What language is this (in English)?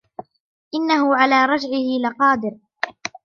Arabic